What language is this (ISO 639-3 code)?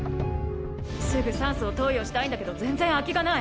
jpn